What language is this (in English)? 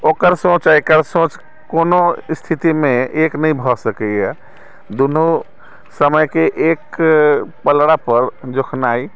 Maithili